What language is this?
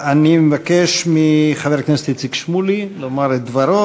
Hebrew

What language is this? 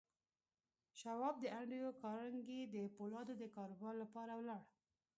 Pashto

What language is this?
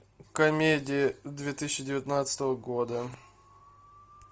Russian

